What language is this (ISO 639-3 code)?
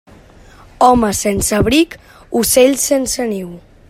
cat